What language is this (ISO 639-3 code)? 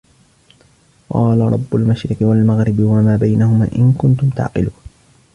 ara